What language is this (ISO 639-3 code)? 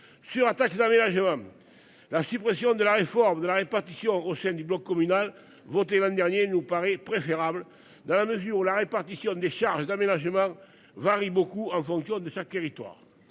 fra